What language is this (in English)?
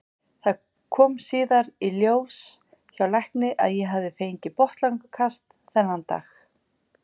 Icelandic